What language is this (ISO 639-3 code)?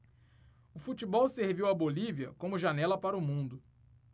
por